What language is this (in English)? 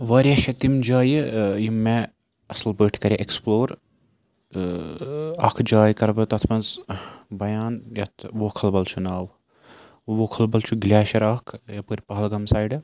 Kashmiri